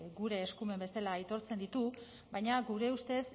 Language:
Basque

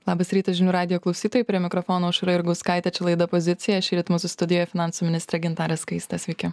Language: Lithuanian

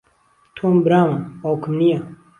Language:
Central Kurdish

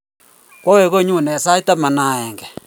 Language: Kalenjin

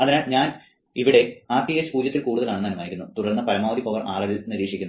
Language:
Malayalam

